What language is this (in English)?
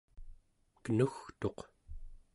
Central Yupik